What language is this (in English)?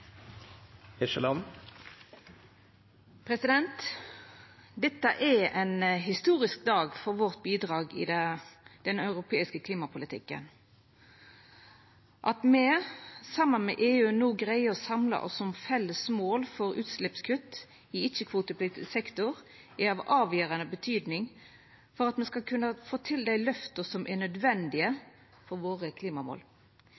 Norwegian Nynorsk